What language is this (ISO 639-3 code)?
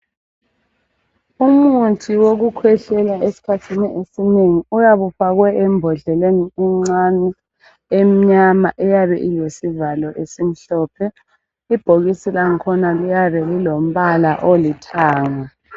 nde